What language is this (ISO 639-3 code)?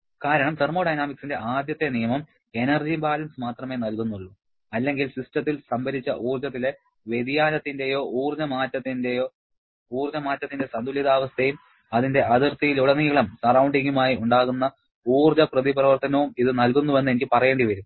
mal